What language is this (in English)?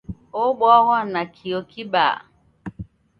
Taita